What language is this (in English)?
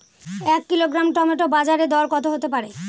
Bangla